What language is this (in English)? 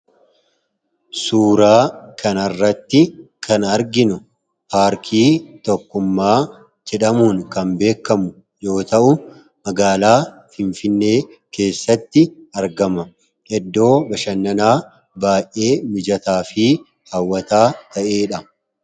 Oromo